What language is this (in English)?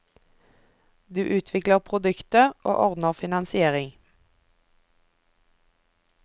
Norwegian